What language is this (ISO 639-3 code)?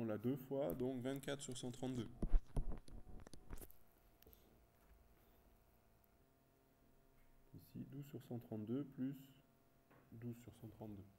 fra